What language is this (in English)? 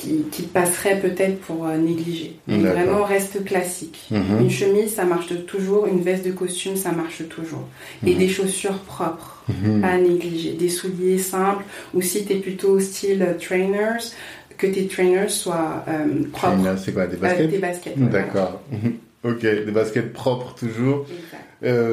French